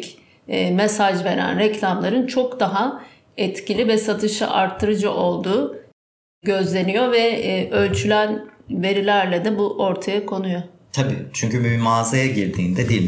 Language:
Turkish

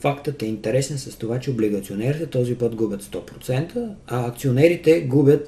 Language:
Bulgarian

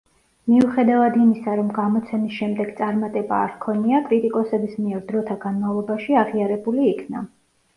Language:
Georgian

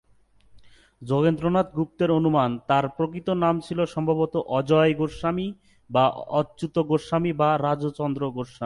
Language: Bangla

